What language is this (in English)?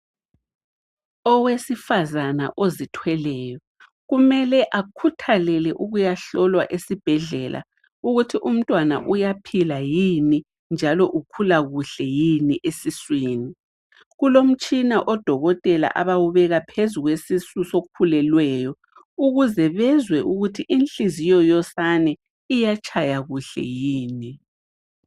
North Ndebele